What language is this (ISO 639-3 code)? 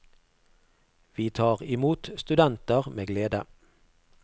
nor